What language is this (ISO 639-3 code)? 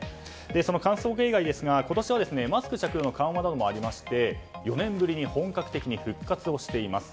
jpn